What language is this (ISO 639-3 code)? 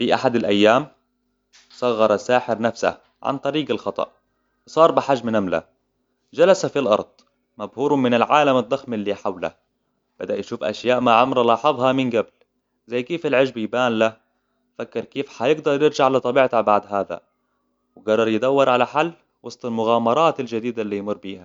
acw